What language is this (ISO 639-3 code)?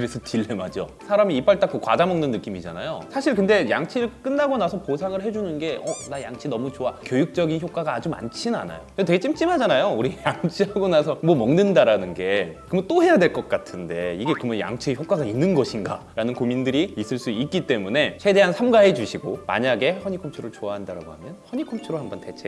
kor